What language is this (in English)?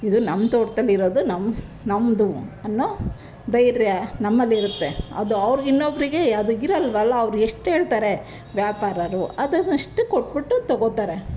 Kannada